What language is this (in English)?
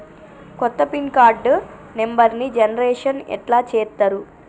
Telugu